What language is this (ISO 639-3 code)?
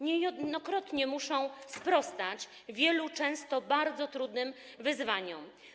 pol